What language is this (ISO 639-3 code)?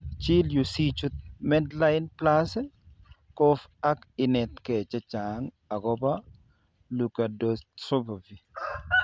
kln